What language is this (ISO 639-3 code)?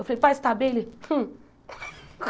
por